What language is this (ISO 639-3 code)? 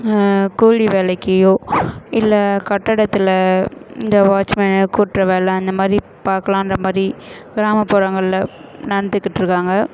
tam